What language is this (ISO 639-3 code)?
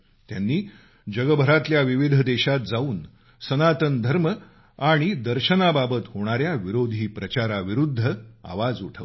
mar